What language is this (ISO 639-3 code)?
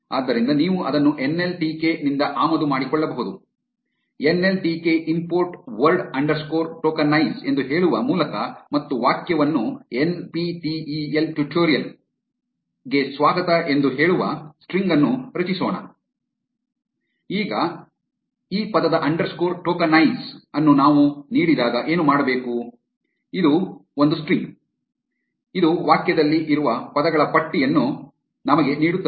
kan